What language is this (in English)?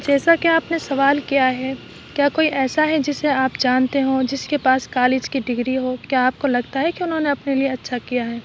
Urdu